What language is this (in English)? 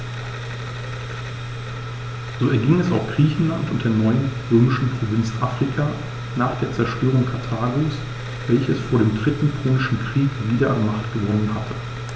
German